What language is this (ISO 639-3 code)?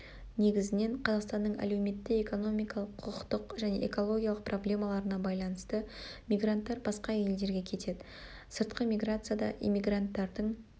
kaz